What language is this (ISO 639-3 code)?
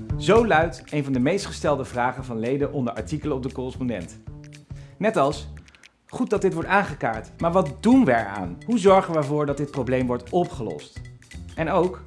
nld